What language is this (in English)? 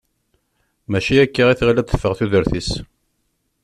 Kabyle